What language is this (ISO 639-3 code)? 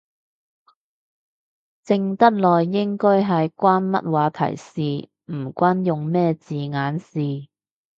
yue